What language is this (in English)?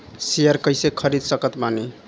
Bhojpuri